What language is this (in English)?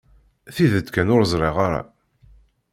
Kabyle